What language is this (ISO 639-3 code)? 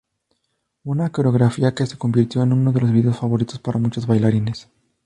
spa